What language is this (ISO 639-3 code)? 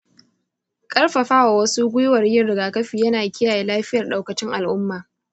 hau